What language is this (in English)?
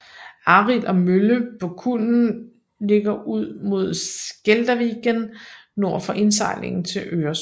Danish